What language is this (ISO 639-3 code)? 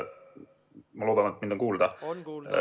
est